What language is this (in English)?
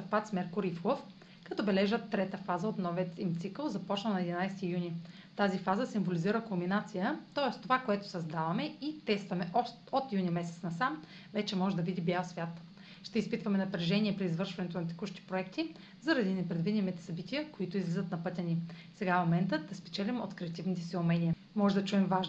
Bulgarian